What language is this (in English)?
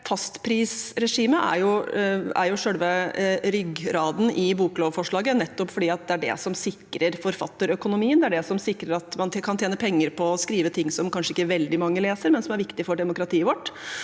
Norwegian